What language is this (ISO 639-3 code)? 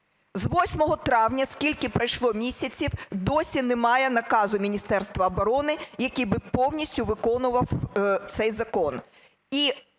ukr